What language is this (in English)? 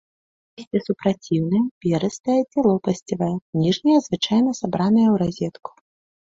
Belarusian